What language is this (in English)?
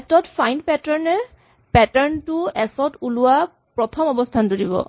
Assamese